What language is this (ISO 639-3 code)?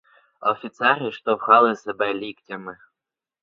ukr